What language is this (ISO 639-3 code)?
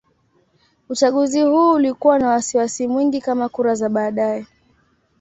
swa